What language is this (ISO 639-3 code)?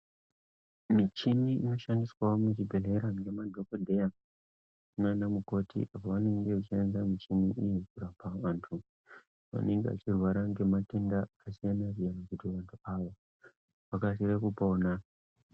ndc